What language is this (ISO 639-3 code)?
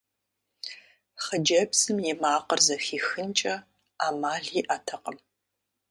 kbd